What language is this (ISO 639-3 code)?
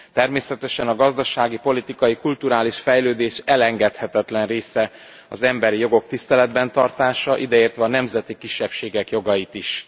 hun